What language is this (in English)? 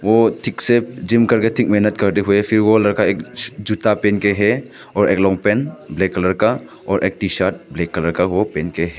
Hindi